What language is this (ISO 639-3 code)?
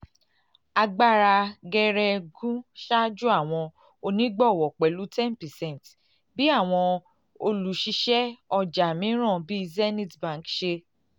yor